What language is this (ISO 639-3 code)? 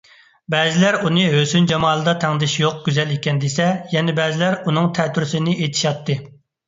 uig